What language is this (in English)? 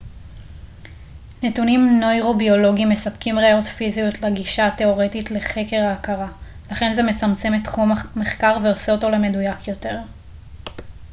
Hebrew